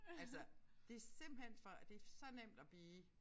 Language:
Danish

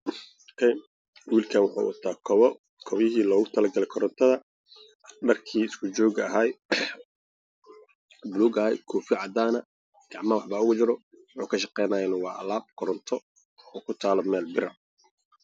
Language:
Somali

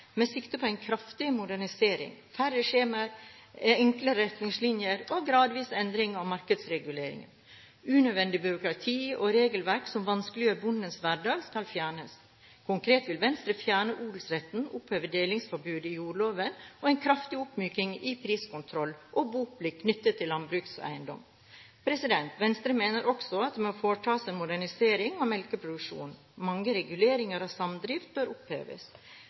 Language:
Norwegian Bokmål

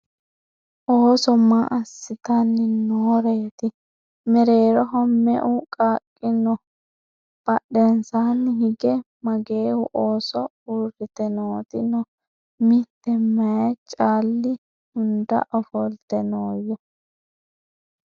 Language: Sidamo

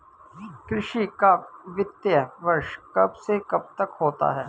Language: Hindi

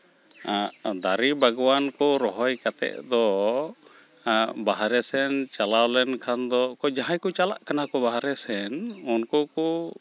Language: Santali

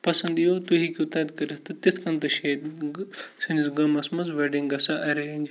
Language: Kashmiri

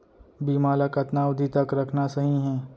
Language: Chhattisgarhi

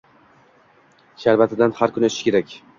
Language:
Uzbek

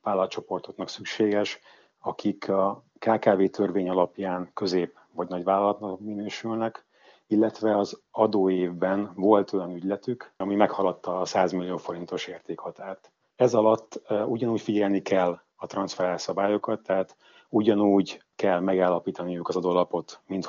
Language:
Hungarian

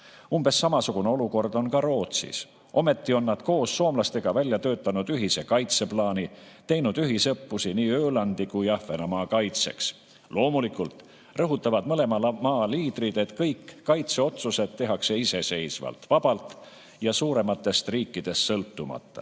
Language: Estonian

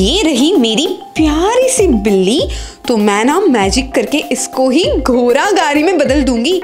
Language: Hindi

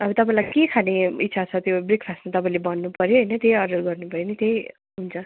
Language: Nepali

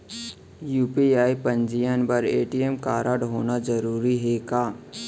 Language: Chhattisgarhi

